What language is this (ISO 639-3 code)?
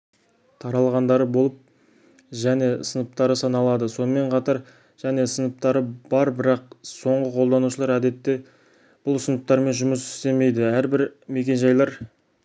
kaz